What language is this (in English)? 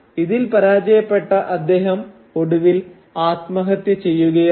Malayalam